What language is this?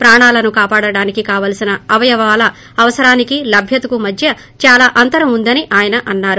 Telugu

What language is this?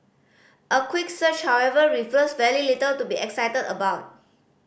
English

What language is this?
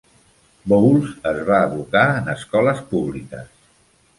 Catalan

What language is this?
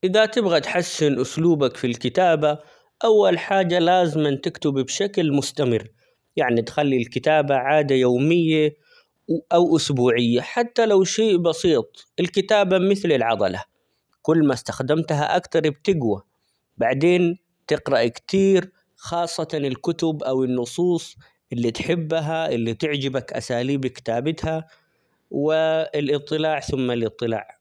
Omani Arabic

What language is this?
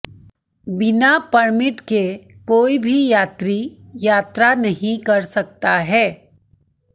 Hindi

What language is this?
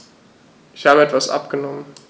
German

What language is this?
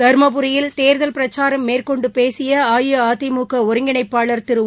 Tamil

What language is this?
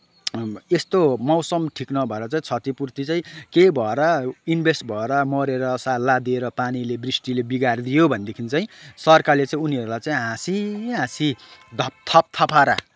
Nepali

